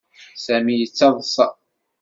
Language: Kabyle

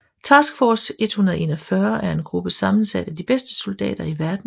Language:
Danish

